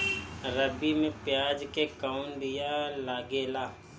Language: Bhojpuri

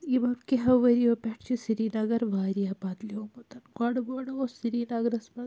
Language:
Kashmiri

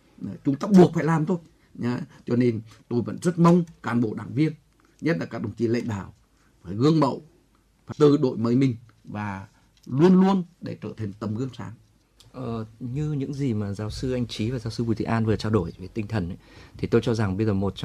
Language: Vietnamese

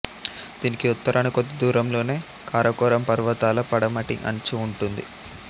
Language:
Telugu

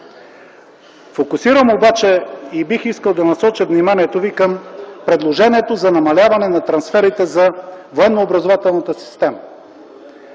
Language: Bulgarian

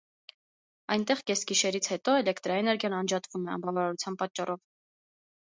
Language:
Armenian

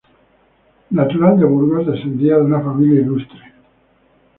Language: Spanish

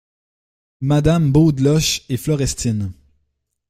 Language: French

